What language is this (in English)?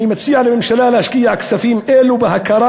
Hebrew